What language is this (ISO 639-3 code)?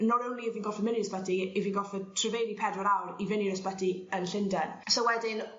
cym